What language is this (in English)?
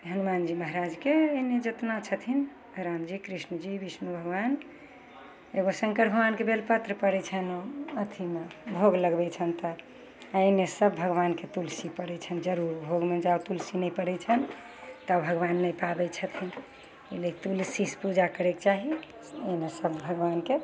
Maithili